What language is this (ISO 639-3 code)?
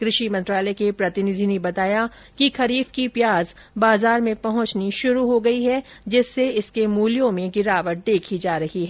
hin